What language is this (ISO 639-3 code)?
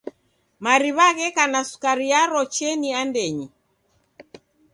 dav